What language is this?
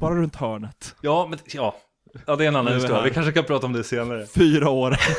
Swedish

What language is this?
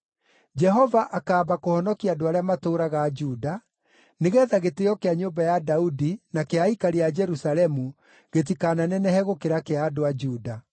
Kikuyu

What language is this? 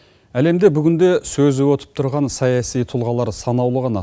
Kazakh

